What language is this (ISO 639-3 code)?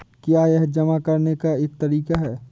hin